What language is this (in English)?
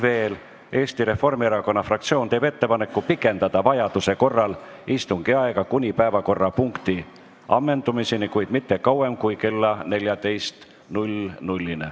Estonian